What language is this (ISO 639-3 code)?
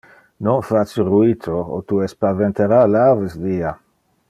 ina